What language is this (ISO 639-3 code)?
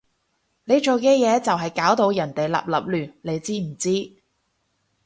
yue